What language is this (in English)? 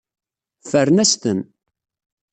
Kabyle